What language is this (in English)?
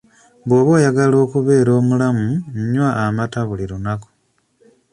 Ganda